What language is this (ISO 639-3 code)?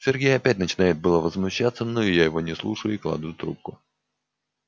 rus